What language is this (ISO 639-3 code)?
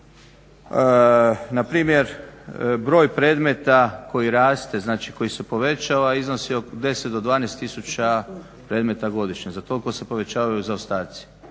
hrv